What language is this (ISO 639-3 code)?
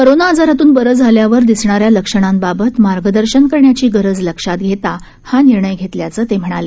mar